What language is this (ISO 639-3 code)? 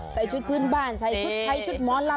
tha